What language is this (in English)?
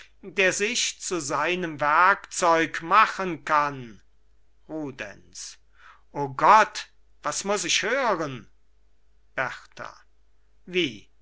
German